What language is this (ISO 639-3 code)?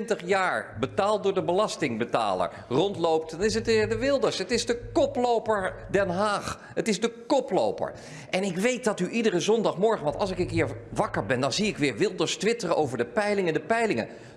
nld